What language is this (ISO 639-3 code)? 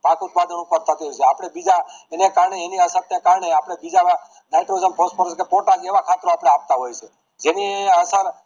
guj